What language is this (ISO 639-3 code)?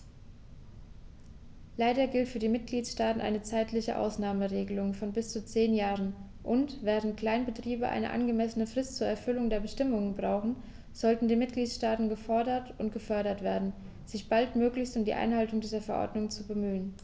deu